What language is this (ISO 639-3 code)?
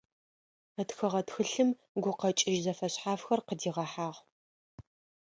ady